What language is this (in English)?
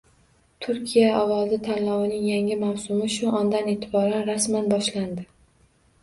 Uzbek